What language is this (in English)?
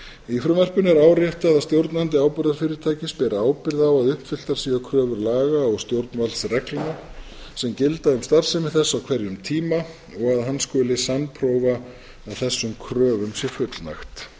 Icelandic